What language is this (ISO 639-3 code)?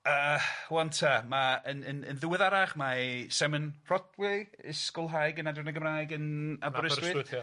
cym